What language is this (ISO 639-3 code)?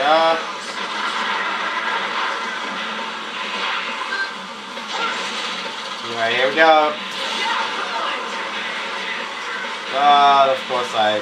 eng